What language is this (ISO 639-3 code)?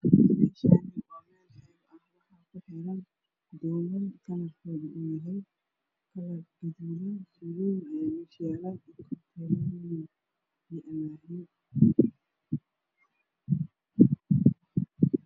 som